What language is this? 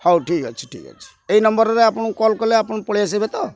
Odia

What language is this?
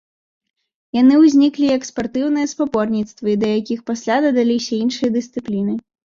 Belarusian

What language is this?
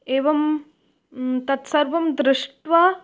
Sanskrit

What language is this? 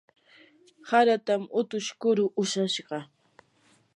Yanahuanca Pasco Quechua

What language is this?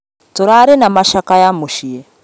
Kikuyu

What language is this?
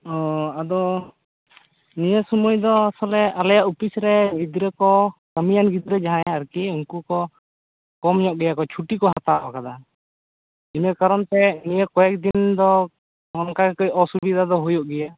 Santali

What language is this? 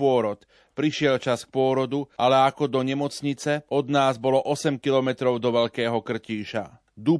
Slovak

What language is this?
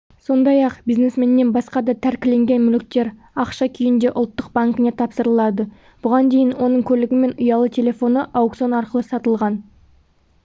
Kazakh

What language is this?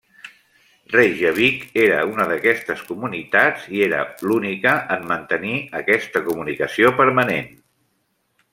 Catalan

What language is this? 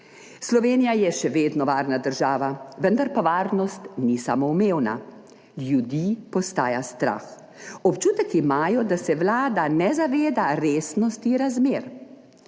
Slovenian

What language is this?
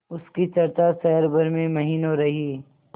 Hindi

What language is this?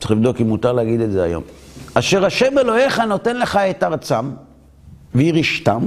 Hebrew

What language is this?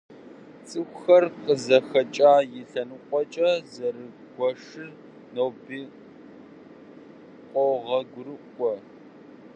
Kabardian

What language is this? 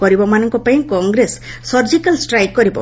Odia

